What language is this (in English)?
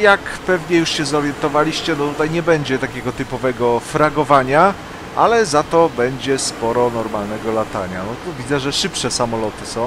Polish